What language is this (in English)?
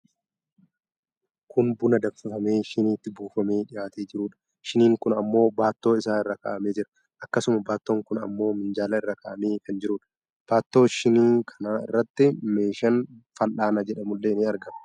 Oromo